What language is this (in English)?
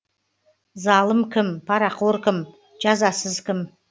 Kazakh